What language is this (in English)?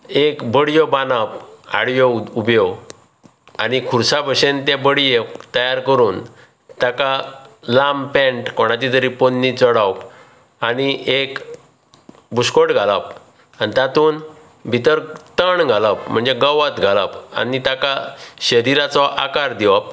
Konkani